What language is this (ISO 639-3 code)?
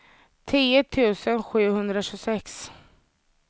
swe